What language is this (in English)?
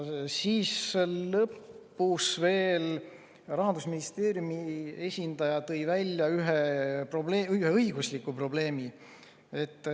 Estonian